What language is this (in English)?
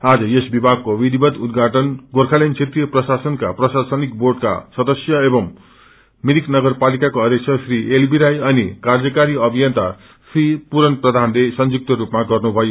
Nepali